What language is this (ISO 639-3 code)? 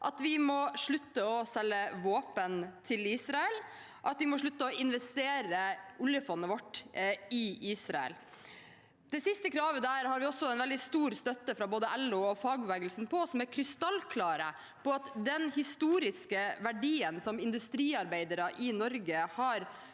nor